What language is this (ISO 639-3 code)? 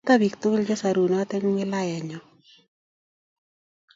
kln